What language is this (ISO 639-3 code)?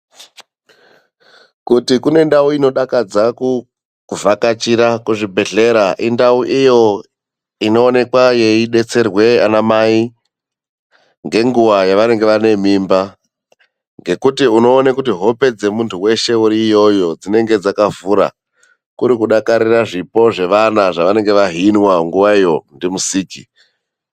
ndc